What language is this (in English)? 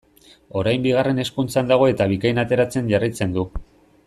Basque